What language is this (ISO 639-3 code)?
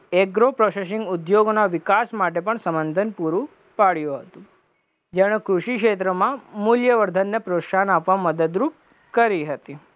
guj